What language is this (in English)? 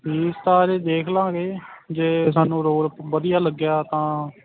Punjabi